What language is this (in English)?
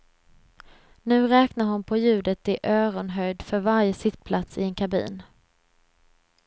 Swedish